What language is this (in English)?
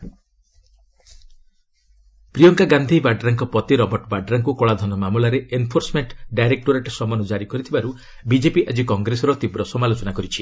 Odia